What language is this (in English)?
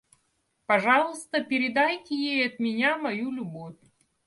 Russian